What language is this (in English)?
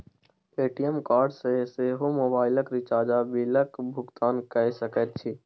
Maithili